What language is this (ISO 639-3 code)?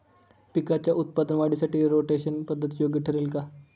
mar